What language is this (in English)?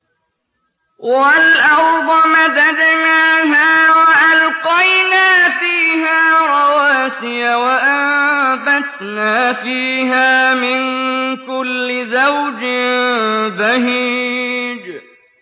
Arabic